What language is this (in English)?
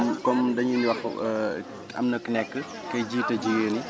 Wolof